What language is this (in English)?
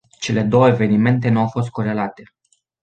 Romanian